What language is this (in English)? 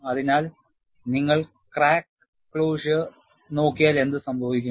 Malayalam